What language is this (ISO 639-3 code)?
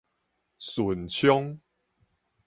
nan